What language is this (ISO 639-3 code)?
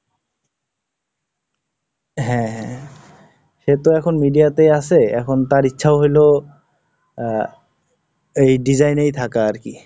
ben